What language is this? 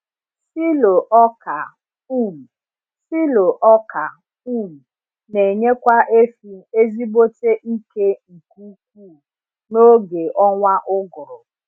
Igbo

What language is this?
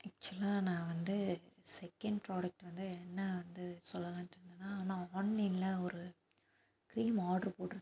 Tamil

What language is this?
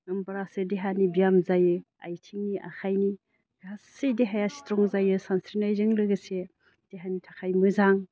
Bodo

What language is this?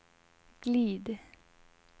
Swedish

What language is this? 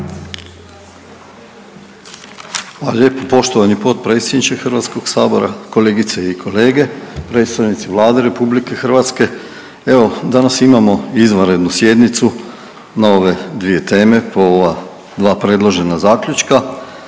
Croatian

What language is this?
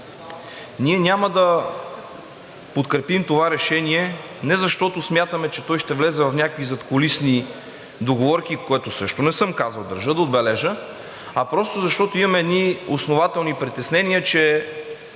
Bulgarian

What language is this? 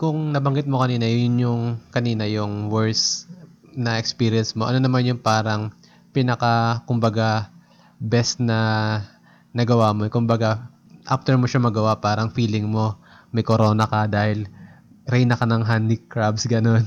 Filipino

